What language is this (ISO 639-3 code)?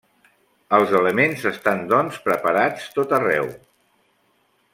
cat